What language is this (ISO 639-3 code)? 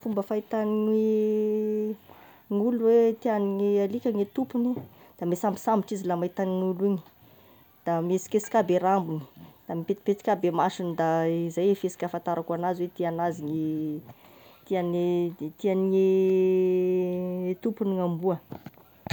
tkg